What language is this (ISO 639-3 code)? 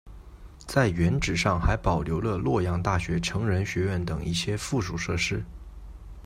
zho